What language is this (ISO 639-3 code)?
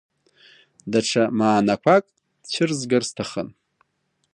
abk